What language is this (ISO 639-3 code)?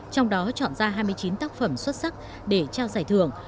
vie